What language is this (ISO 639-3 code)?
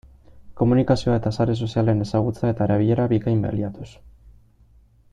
eus